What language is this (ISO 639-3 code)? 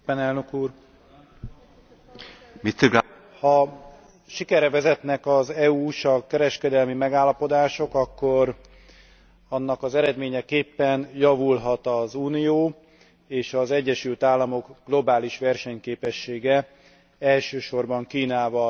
hun